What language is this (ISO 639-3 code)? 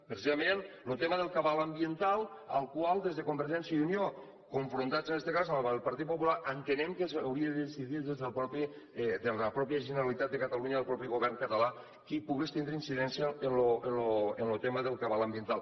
cat